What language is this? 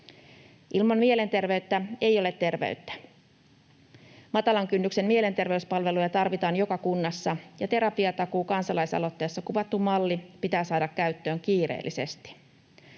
Finnish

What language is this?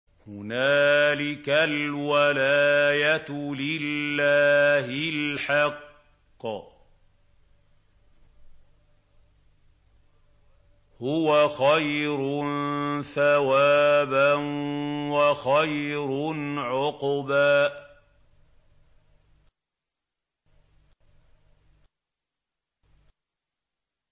Arabic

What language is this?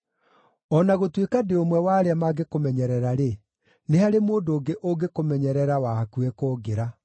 Kikuyu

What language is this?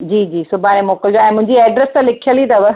Sindhi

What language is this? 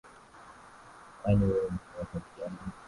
Swahili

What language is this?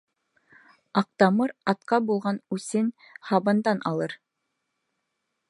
Bashkir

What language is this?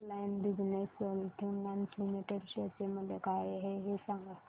Marathi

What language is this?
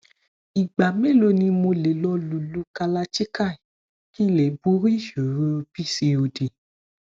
Yoruba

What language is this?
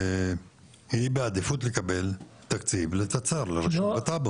Hebrew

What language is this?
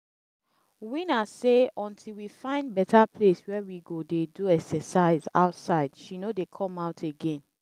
Nigerian Pidgin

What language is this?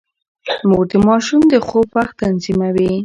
Pashto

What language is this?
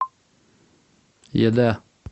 Russian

